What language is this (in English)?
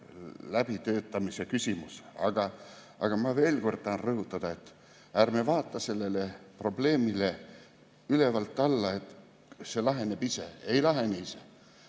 Estonian